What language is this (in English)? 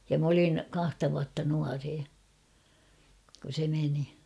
Finnish